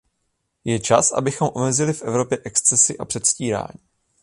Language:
Czech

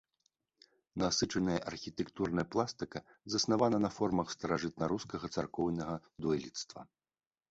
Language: Belarusian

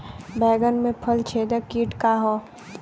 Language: Bhojpuri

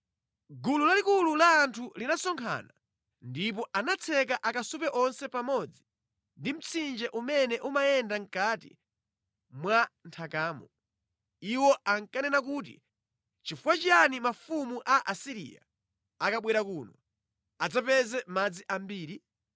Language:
Nyanja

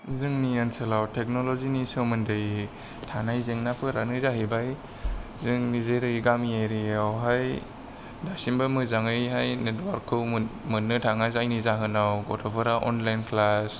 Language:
Bodo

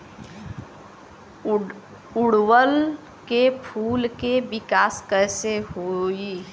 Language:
Bhojpuri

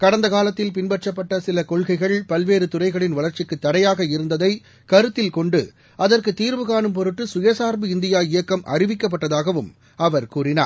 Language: Tamil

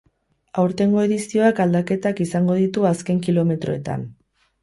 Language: Basque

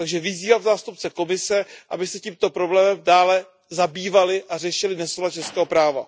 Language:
Czech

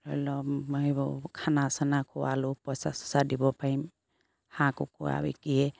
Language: Assamese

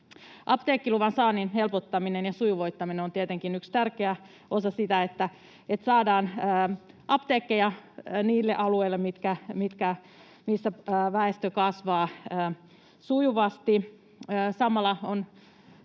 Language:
Finnish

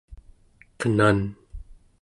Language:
Central Yupik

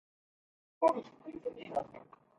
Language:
English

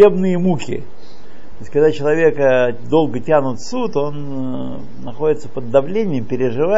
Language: Russian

